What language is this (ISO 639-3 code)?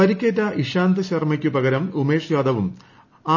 mal